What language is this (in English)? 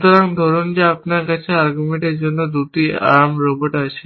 Bangla